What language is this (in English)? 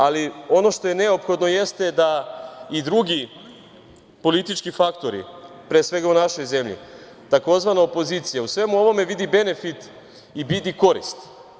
Serbian